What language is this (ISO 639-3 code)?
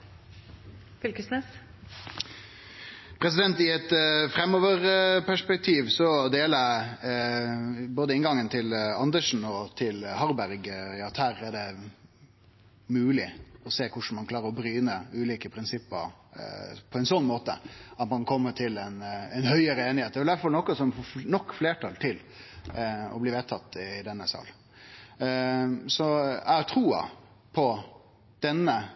nno